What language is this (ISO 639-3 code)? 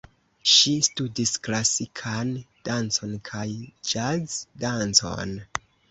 epo